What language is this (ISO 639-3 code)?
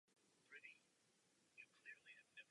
ces